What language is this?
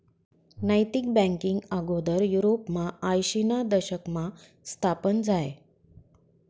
Marathi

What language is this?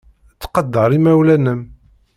Kabyle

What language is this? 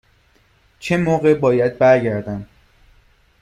Persian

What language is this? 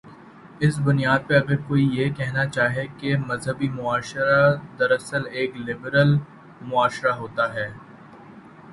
Urdu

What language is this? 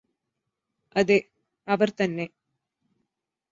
Malayalam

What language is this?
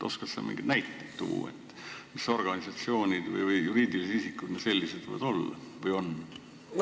Estonian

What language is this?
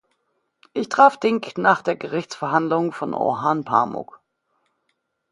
German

